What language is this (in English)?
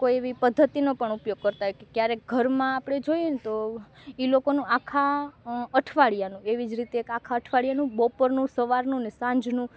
Gujarati